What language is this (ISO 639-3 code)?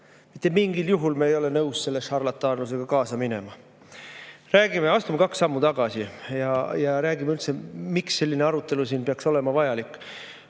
est